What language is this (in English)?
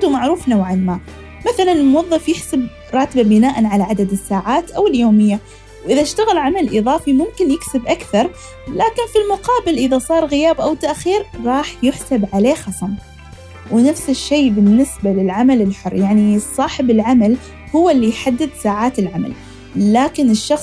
Arabic